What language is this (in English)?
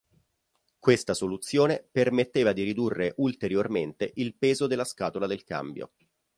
Italian